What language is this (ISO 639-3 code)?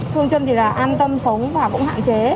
vie